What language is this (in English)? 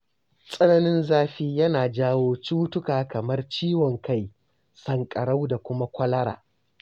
Hausa